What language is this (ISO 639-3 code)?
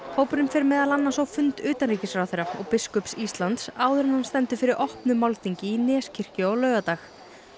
isl